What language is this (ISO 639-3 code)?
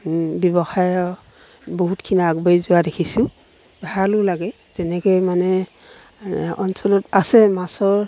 asm